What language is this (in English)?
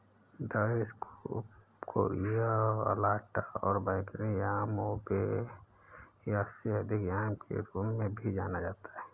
Hindi